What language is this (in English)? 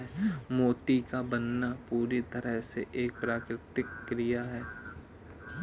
Hindi